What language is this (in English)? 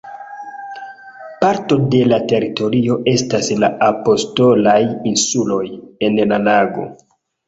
Esperanto